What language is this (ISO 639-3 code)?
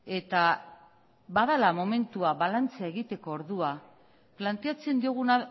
eus